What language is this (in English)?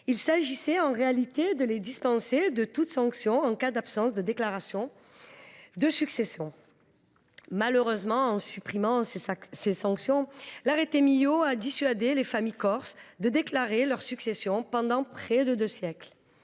French